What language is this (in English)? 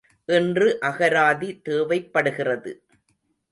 Tamil